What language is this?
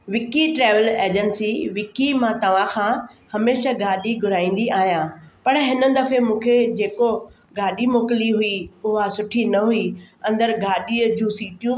Sindhi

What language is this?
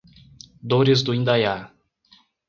Portuguese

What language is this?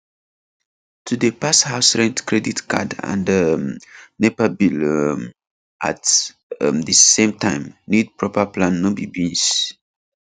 Nigerian Pidgin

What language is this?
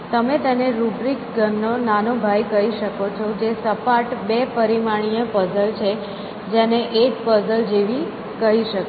Gujarati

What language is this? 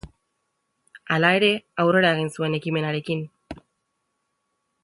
Basque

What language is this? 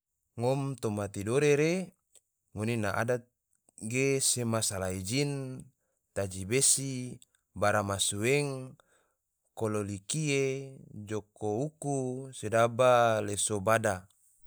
Tidore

